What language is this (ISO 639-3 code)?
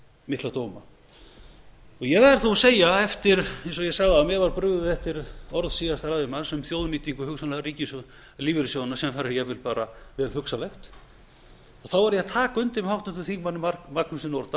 isl